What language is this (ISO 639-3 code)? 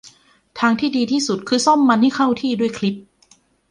tha